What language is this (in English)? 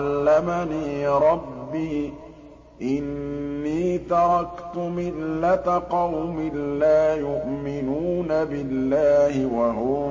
Arabic